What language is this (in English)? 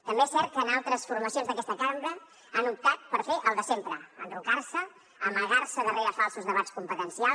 Catalan